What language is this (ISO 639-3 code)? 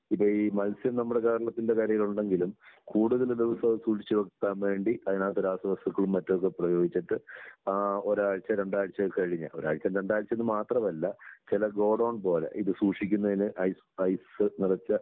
mal